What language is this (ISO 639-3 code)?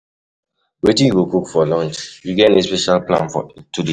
pcm